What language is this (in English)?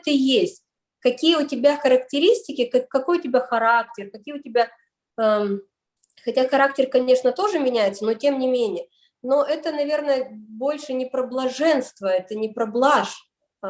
Russian